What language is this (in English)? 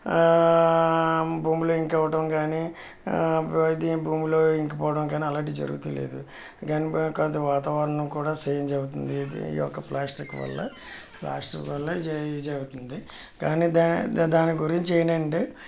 Telugu